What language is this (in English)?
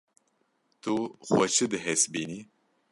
Kurdish